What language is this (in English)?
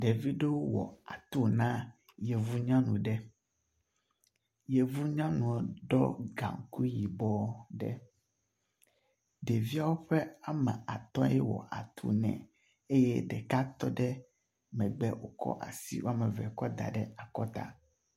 Ewe